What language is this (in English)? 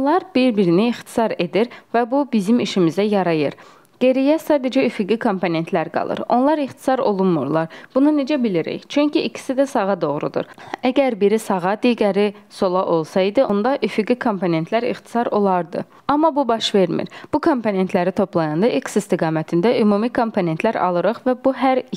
Turkish